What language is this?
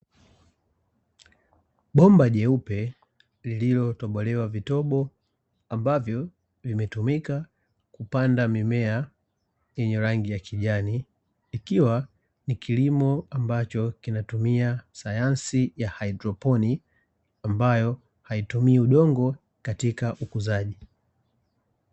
Swahili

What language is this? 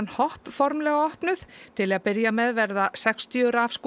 Icelandic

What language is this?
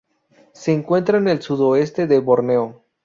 Spanish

